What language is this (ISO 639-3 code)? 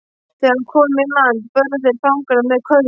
isl